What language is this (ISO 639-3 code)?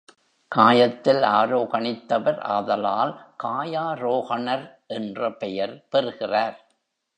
tam